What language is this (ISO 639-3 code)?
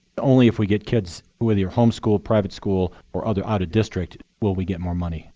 eng